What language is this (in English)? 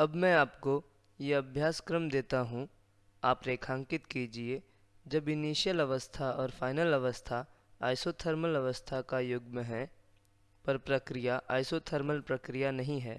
Hindi